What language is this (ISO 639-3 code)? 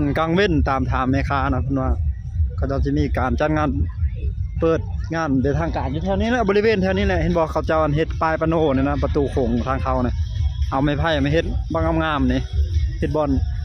tha